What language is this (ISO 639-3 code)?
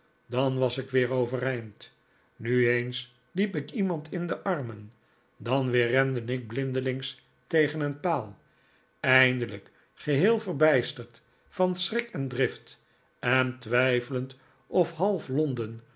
nld